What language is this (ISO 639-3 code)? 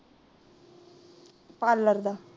pan